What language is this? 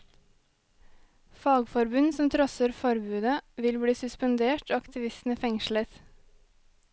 Norwegian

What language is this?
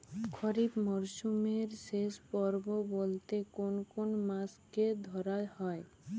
Bangla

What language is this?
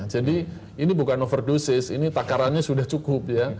Indonesian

